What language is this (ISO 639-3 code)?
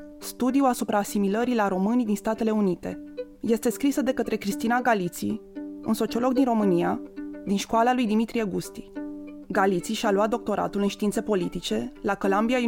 ron